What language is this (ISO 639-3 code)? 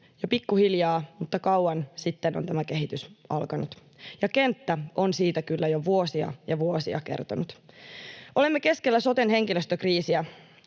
fin